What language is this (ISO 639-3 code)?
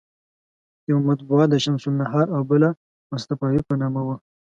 pus